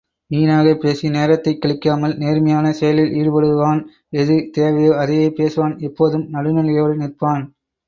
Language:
Tamil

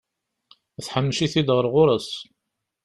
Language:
Kabyle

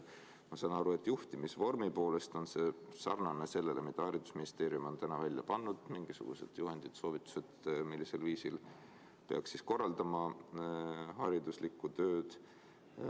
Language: Estonian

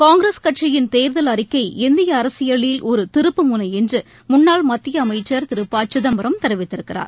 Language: Tamil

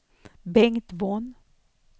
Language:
Swedish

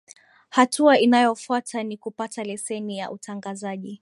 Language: Swahili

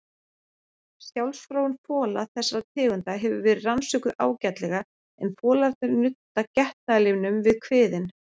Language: Icelandic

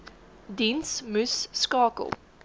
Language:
Afrikaans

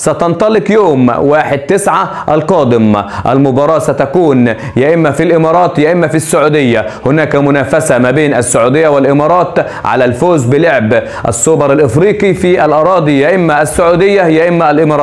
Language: Arabic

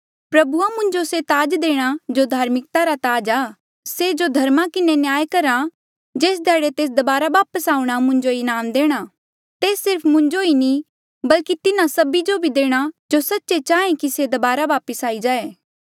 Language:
Mandeali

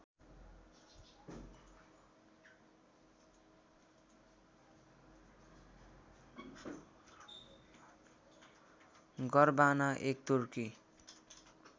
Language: Nepali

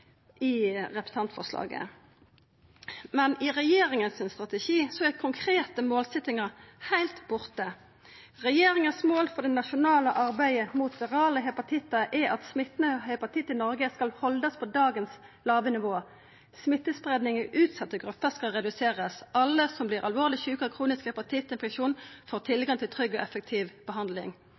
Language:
Norwegian Nynorsk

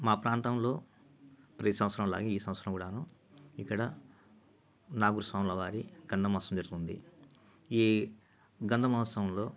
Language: Telugu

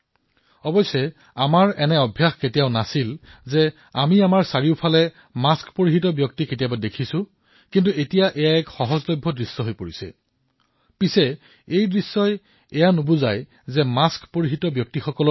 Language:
Assamese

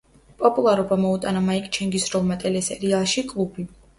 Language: Georgian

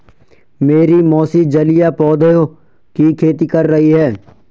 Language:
Hindi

